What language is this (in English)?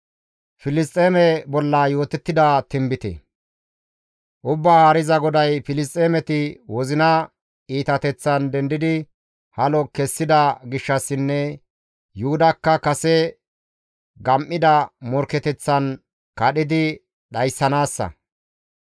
Gamo